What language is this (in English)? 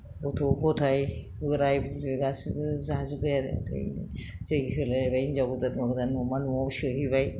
Bodo